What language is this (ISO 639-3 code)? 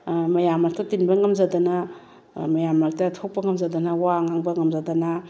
mni